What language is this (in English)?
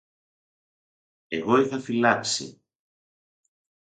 Greek